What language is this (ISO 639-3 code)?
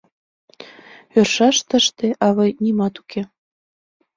chm